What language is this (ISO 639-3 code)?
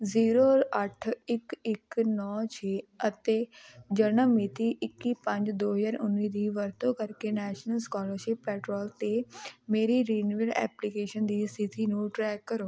pan